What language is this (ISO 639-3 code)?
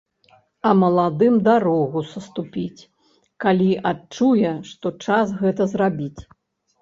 bel